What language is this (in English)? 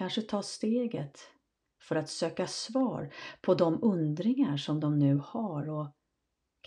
Swedish